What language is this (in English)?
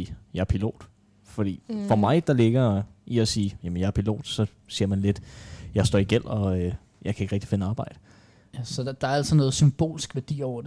Danish